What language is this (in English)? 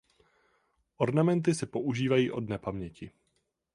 Czech